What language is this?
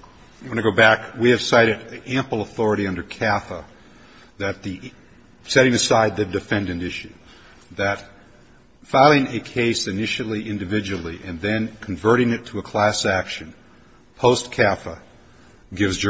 English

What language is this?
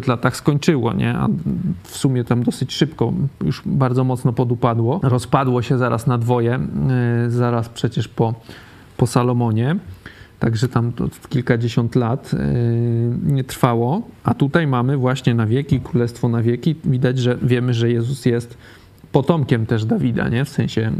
Polish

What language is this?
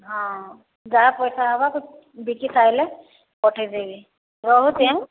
Odia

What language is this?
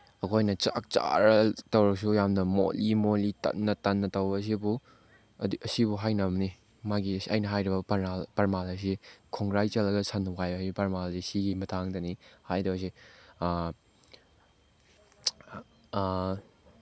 Manipuri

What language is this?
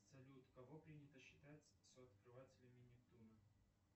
Russian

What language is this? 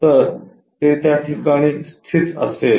Marathi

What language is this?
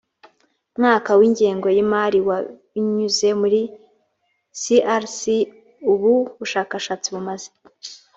Kinyarwanda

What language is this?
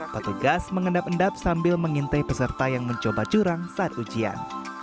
Indonesian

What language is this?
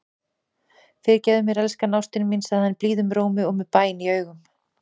Icelandic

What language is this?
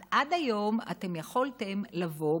Hebrew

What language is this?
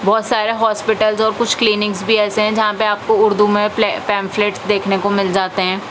Urdu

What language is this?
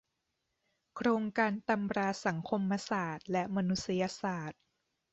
Thai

